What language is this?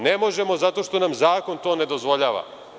Serbian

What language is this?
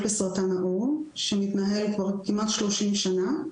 Hebrew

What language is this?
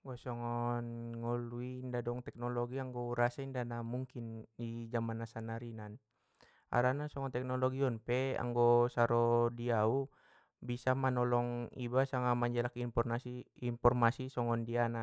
Batak Mandailing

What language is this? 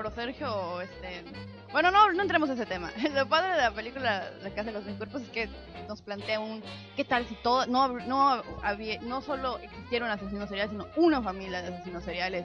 Spanish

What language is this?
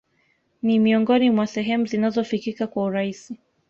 Swahili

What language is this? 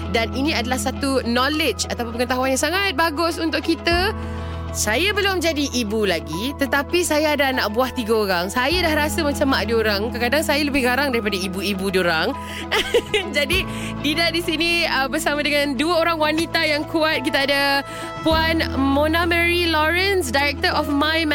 Malay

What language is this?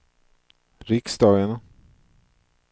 Swedish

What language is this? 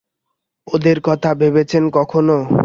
Bangla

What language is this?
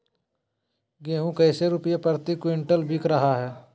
Magahi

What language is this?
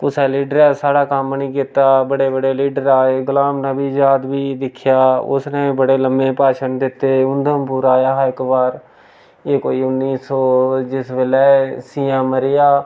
Dogri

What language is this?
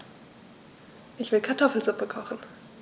German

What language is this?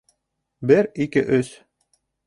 Bashkir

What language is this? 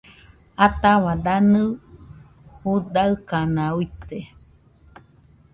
Nüpode Huitoto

